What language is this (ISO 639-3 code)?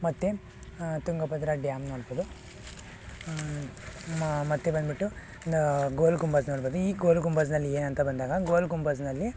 kan